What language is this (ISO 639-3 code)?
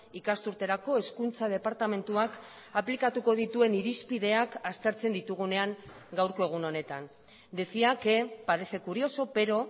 eus